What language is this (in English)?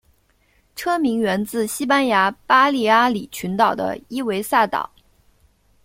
Chinese